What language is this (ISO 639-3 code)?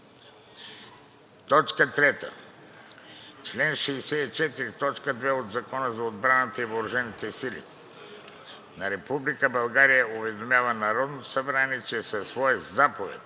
bul